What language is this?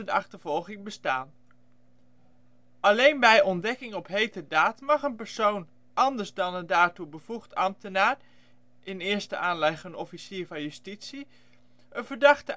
Dutch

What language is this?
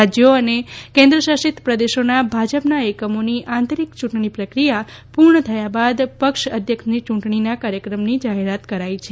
Gujarati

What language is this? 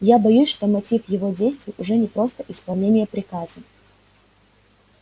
Russian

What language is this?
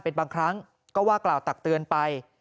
Thai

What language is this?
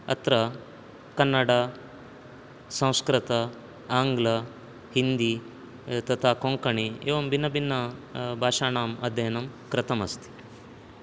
Sanskrit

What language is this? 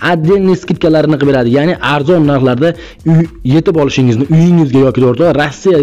Turkish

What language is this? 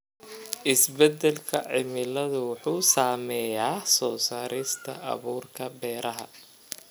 Somali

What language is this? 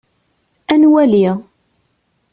Kabyle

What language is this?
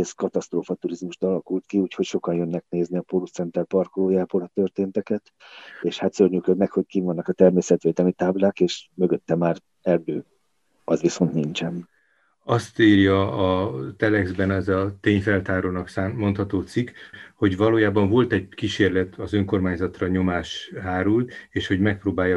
Hungarian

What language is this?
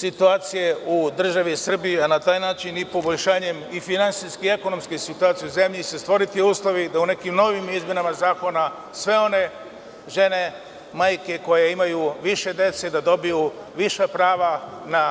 Serbian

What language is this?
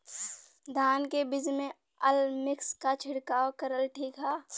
Bhojpuri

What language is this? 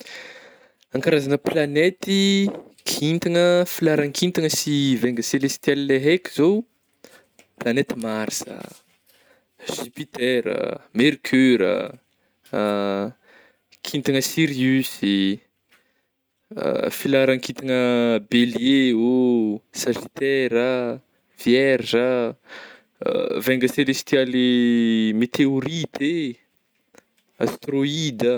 Northern Betsimisaraka Malagasy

